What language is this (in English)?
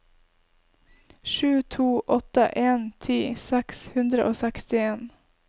Norwegian